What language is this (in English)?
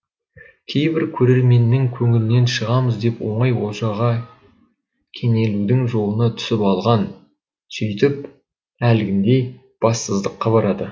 Kazakh